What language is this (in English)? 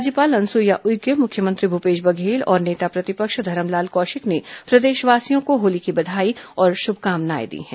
Hindi